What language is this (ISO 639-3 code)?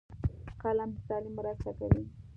pus